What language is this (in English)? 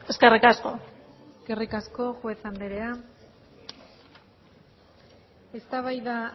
Basque